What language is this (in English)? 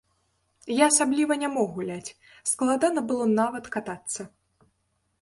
Belarusian